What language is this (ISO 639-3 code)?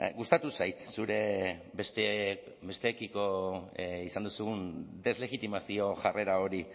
eus